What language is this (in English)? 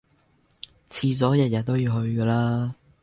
Cantonese